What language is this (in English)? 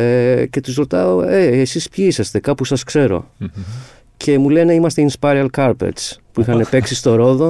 Greek